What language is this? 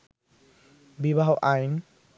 Bangla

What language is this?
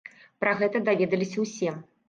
Belarusian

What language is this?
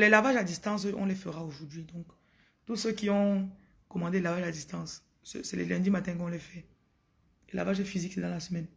French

